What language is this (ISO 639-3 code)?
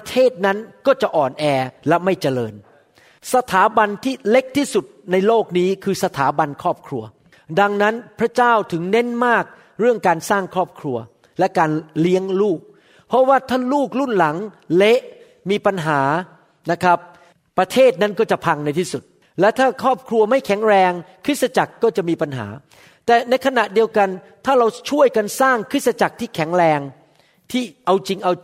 tha